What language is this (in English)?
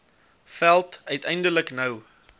Afrikaans